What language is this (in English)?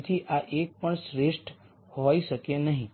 Gujarati